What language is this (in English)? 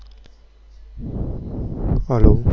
Gujarati